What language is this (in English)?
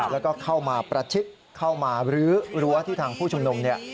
Thai